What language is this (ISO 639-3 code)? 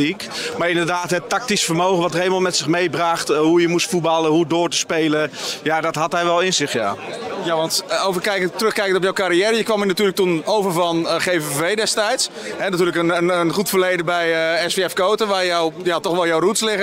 nld